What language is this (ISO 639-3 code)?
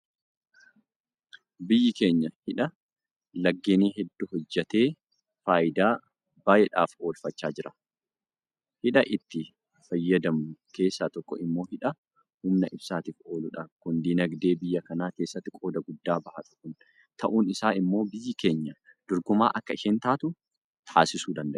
orm